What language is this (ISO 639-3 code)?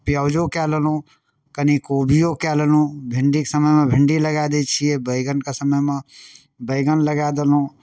mai